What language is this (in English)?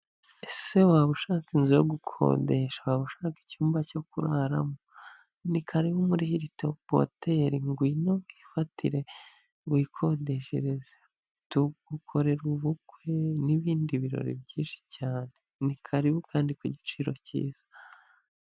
Kinyarwanda